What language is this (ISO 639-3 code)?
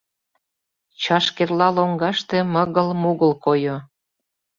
chm